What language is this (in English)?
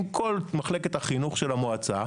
Hebrew